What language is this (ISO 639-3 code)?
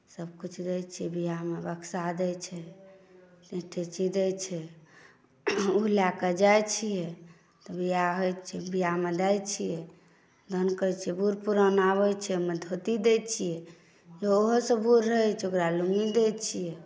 mai